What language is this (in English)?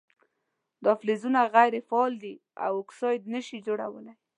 Pashto